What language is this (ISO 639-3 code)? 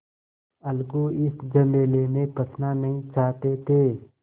hin